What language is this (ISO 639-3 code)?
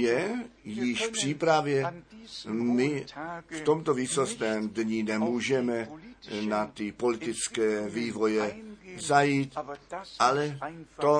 ces